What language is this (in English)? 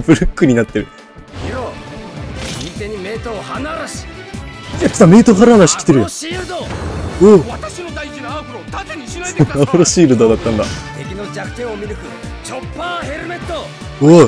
Japanese